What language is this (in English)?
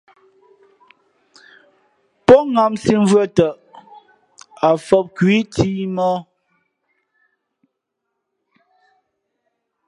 Fe'fe'